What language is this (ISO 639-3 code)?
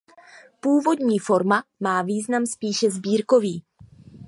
ces